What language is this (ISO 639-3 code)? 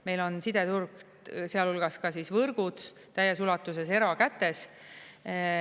est